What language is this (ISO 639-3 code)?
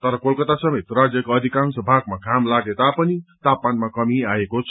nep